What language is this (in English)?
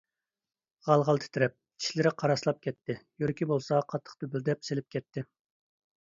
Uyghur